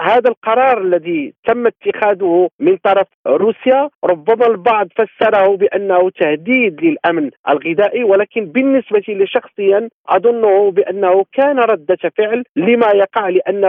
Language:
Arabic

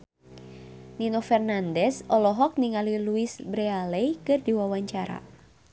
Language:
Sundanese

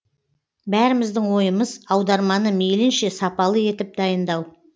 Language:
Kazakh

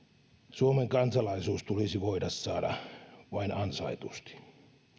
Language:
Finnish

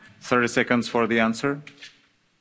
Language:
Italian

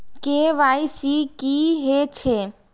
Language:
Maithili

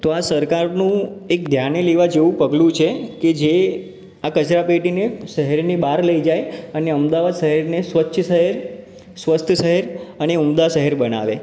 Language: Gujarati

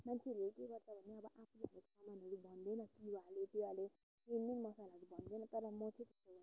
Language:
Nepali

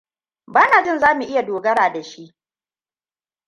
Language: Hausa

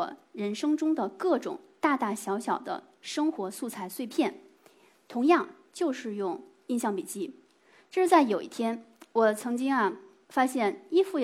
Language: Chinese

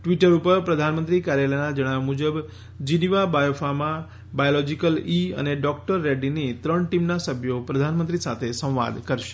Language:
Gujarati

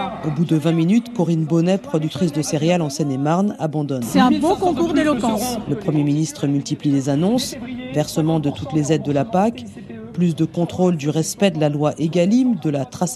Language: French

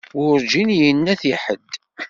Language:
Kabyle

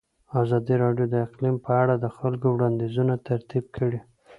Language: Pashto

